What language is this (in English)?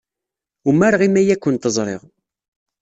Kabyle